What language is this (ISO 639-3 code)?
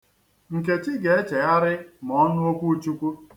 ibo